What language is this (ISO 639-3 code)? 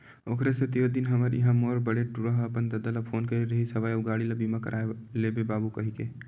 hne